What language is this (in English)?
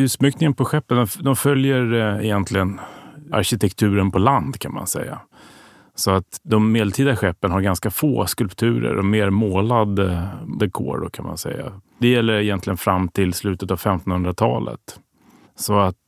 Swedish